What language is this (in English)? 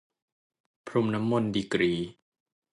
Thai